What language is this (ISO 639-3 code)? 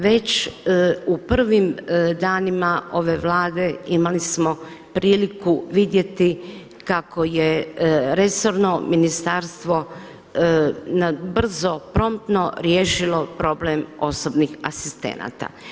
hrv